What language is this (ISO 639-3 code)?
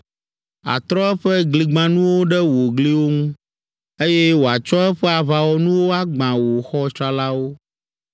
ewe